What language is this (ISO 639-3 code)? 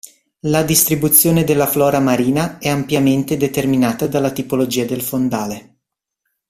ita